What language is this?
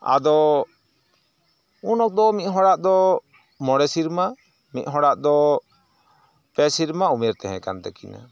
Santali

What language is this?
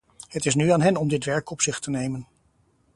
Dutch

